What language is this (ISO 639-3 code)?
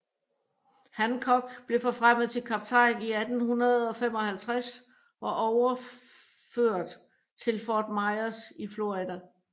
dan